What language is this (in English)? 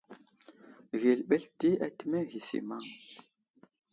Wuzlam